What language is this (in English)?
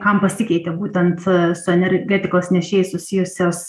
Lithuanian